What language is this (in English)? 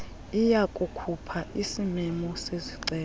Xhosa